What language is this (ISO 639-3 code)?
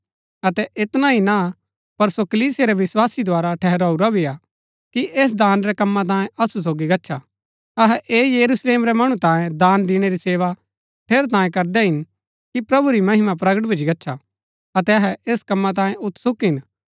gbk